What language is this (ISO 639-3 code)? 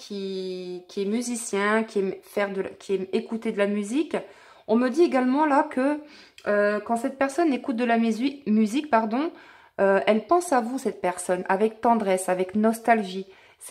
fra